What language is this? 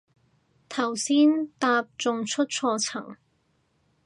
Cantonese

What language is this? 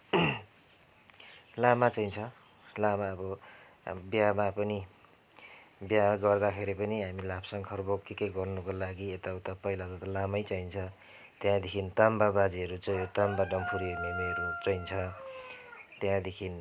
Nepali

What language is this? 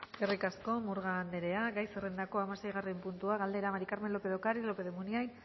Basque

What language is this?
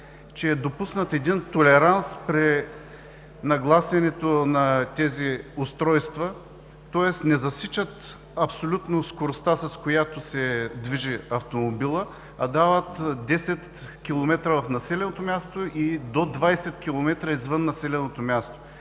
Bulgarian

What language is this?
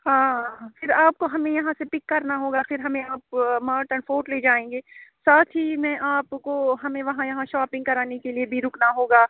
Urdu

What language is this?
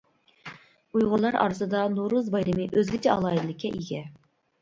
Uyghur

